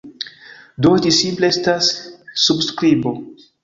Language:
Esperanto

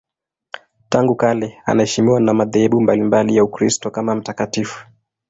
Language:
Swahili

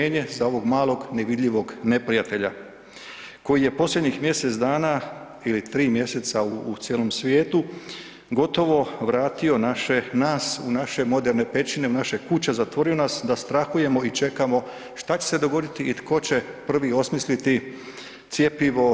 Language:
Croatian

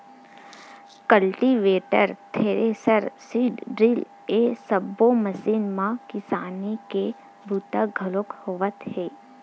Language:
Chhattisgarhi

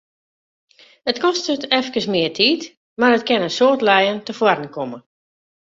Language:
Western Frisian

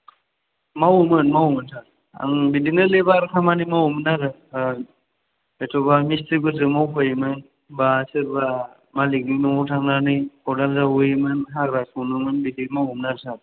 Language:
Bodo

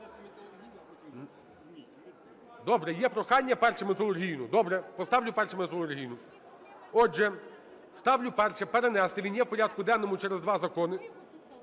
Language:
Ukrainian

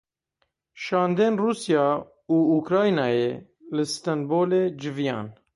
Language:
Kurdish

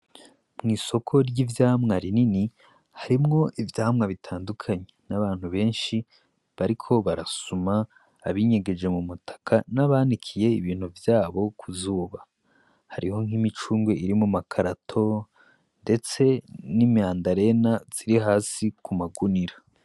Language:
Rundi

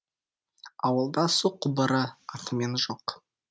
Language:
Kazakh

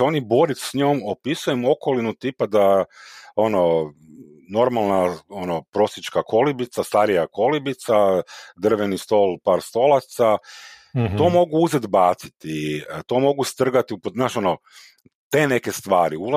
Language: Croatian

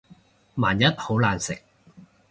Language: Cantonese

